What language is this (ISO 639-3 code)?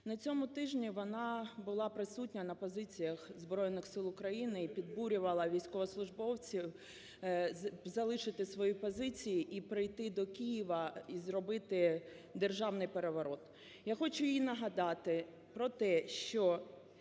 ukr